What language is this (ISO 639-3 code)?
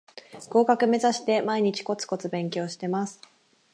jpn